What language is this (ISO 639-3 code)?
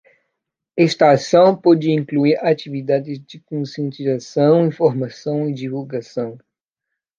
por